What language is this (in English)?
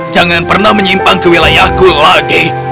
Indonesian